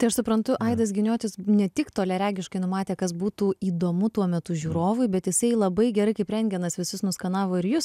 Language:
Lithuanian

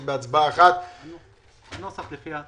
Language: Hebrew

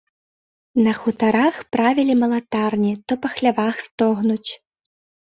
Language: Belarusian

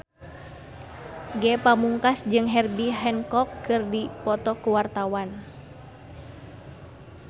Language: Sundanese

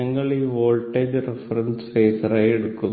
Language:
Malayalam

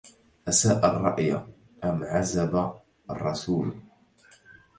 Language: Arabic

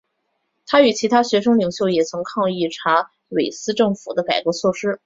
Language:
Chinese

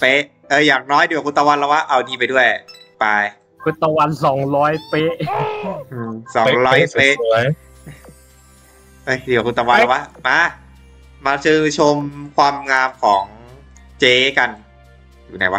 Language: Thai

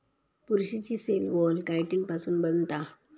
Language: Marathi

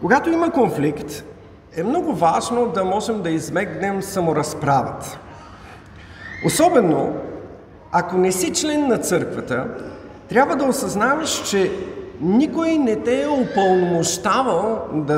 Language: Bulgarian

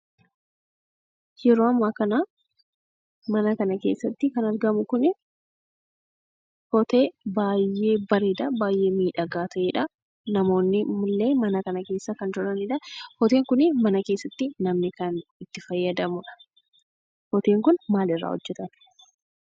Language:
Oromo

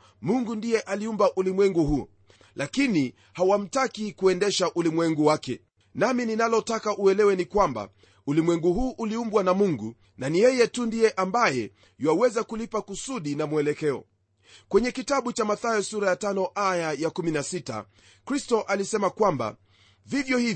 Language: Swahili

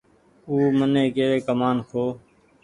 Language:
Goaria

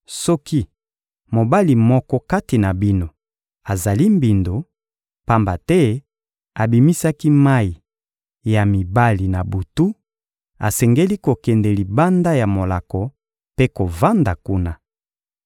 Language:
Lingala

